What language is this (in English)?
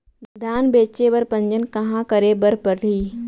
Chhattisgarhi